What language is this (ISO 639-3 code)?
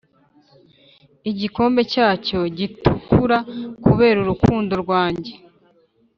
kin